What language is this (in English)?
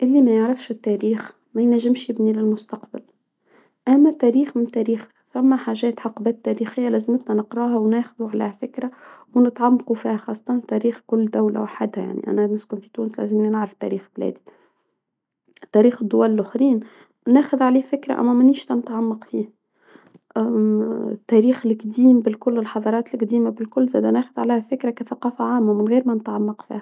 Tunisian Arabic